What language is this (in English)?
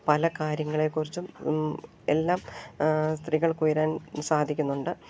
Malayalam